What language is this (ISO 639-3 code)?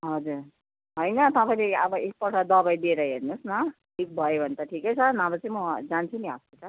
nep